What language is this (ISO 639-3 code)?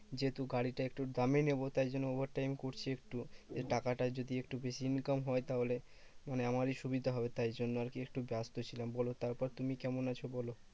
ben